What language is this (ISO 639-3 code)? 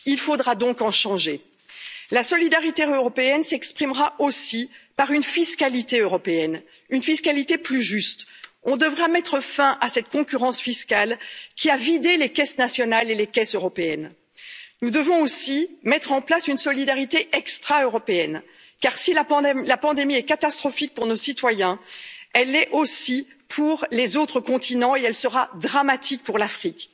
fra